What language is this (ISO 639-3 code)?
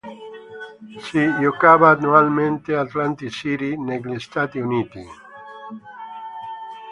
ita